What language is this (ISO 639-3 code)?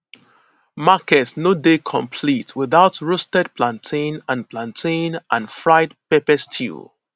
pcm